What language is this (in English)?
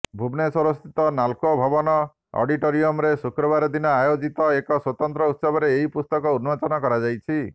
Odia